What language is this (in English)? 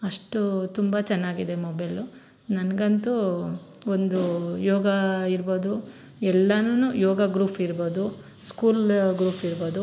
Kannada